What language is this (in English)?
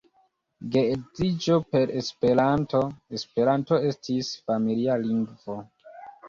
Esperanto